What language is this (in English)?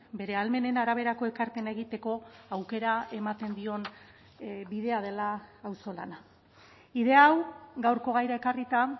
Basque